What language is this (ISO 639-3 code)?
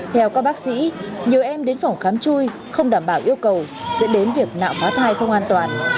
vie